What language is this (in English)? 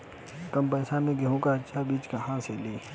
Bhojpuri